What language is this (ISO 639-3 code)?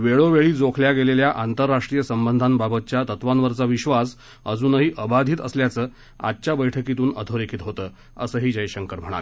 mar